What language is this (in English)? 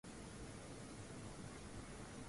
Swahili